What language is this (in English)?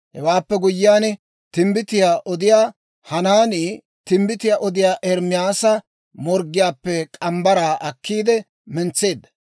Dawro